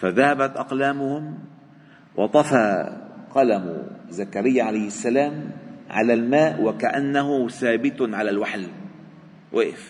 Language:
Arabic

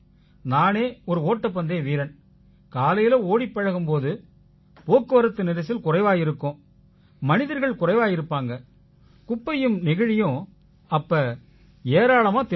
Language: Tamil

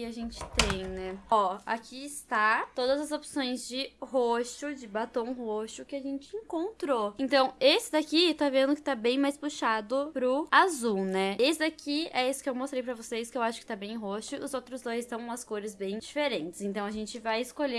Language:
Portuguese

